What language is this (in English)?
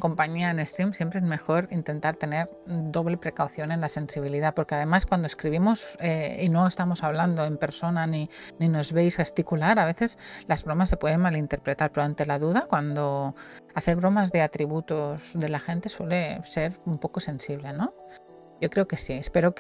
Spanish